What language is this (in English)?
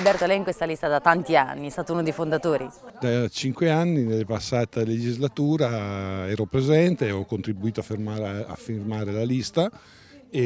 Italian